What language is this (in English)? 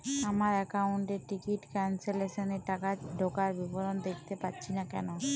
Bangla